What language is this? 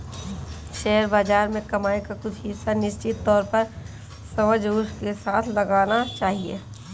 Hindi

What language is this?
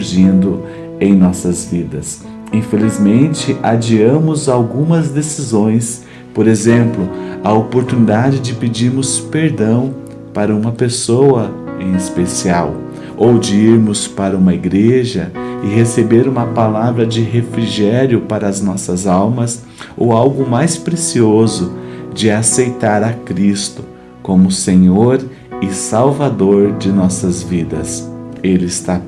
Portuguese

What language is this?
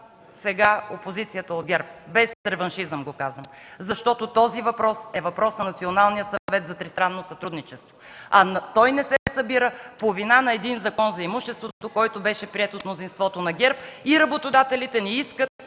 Bulgarian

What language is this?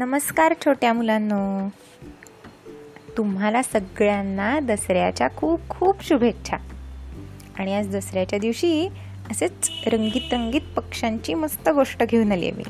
Marathi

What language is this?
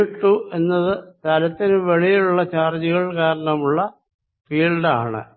Malayalam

